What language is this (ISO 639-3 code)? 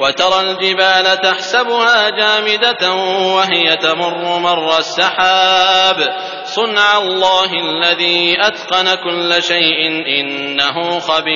ara